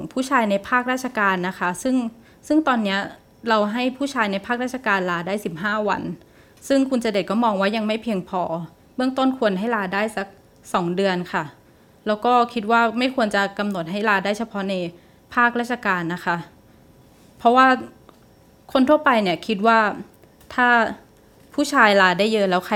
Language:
Thai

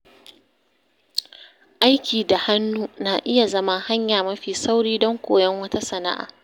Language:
Hausa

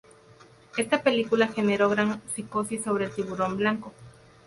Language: Spanish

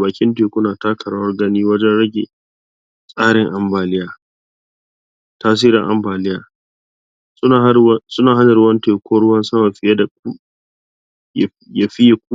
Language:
Hausa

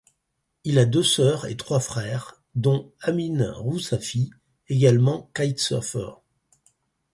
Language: French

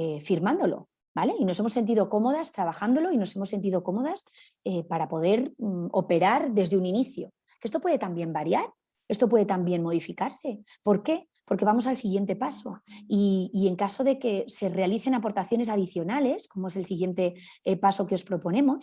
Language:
Spanish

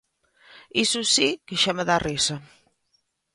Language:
Galician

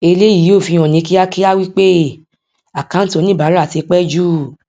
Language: Yoruba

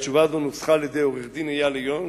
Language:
Hebrew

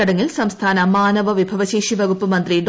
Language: Malayalam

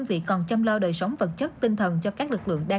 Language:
Vietnamese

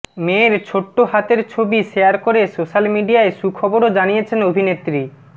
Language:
Bangla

